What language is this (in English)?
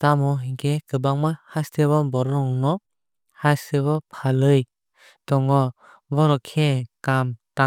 Kok Borok